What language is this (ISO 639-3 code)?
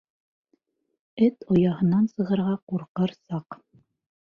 bak